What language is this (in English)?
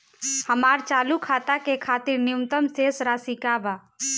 Bhojpuri